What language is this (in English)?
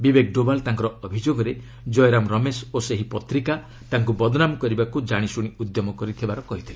Odia